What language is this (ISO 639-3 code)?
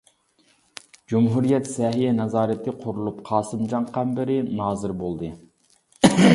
uig